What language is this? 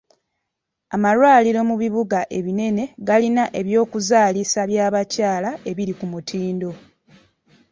Ganda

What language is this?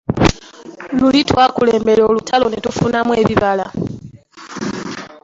Ganda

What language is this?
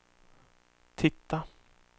Swedish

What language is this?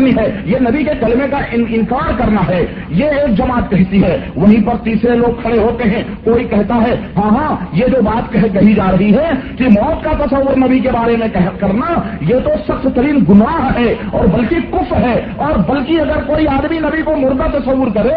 Urdu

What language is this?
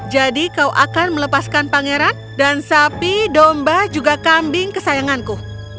Indonesian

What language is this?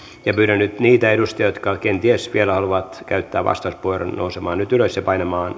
Finnish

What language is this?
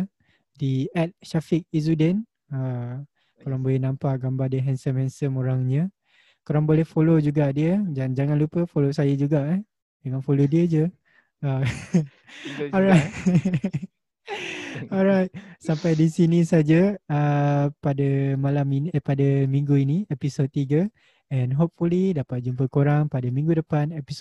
Malay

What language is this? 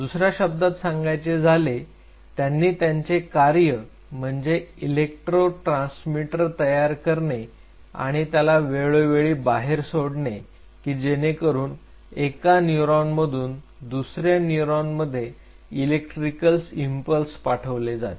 Marathi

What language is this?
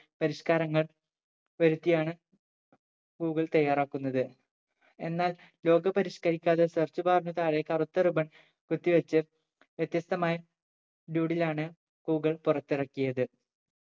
Malayalam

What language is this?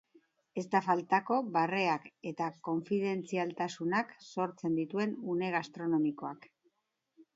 Basque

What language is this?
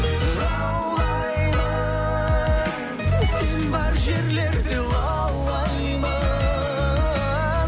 Kazakh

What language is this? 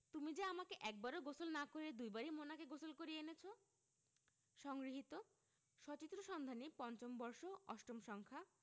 Bangla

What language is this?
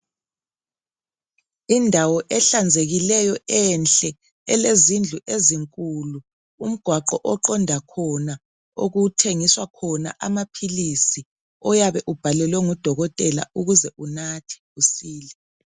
North Ndebele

